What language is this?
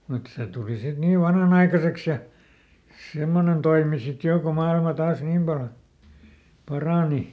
Finnish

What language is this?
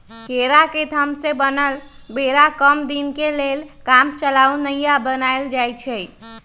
Magahi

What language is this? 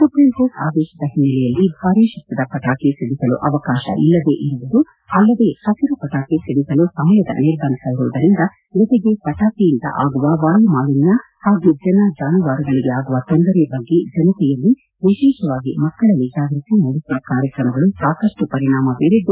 Kannada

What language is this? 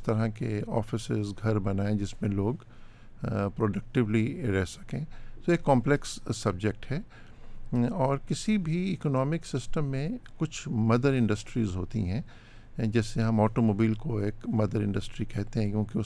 Urdu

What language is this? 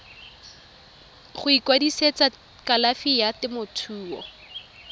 Tswana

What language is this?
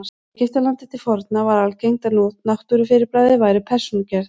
Icelandic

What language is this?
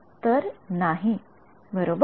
Marathi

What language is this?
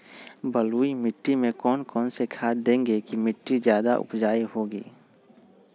Magahi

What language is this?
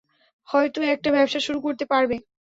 Bangla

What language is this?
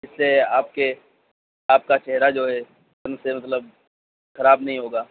Urdu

